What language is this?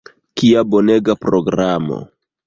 Esperanto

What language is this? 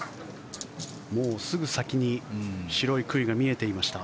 Japanese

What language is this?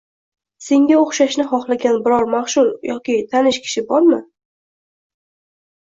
Uzbek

